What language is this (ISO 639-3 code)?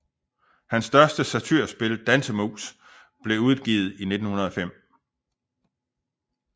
dan